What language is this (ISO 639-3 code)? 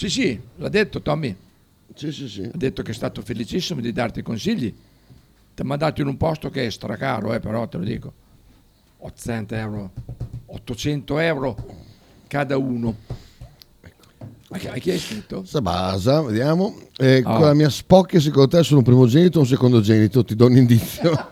ita